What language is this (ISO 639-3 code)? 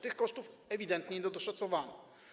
pol